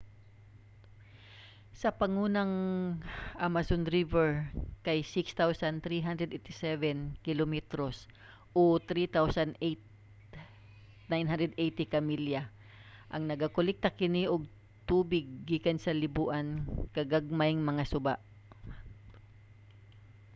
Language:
Cebuano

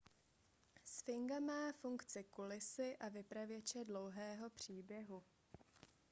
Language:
Czech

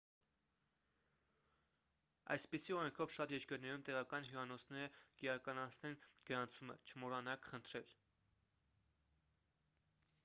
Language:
Armenian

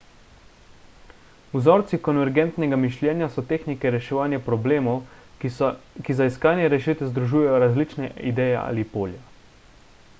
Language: Slovenian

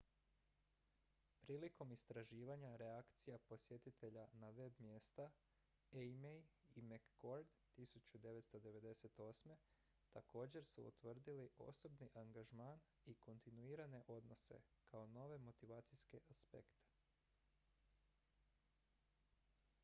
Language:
Croatian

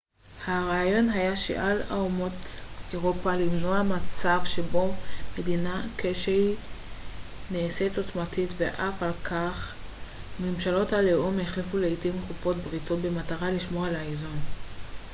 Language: Hebrew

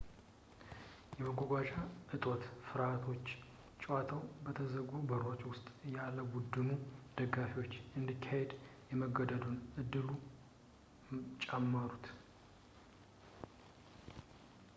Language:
Amharic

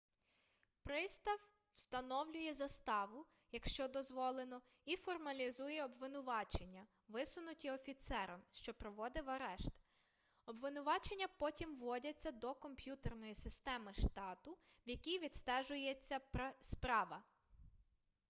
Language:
Ukrainian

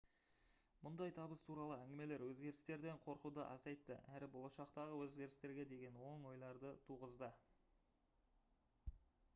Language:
Kazakh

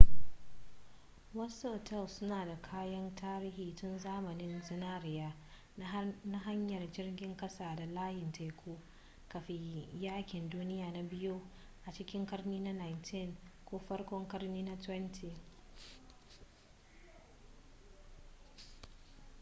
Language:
Hausa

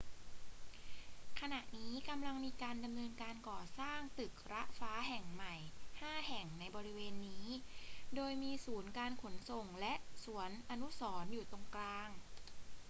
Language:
Thai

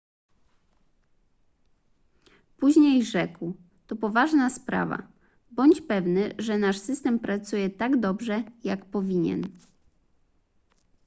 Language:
Polish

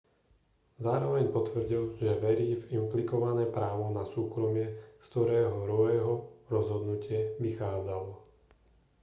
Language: Slovak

